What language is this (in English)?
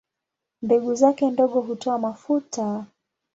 Swahili